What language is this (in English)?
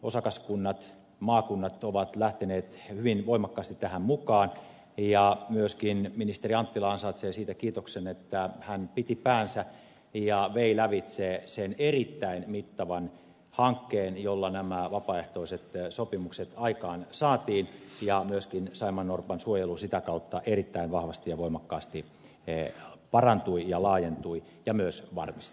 Finnish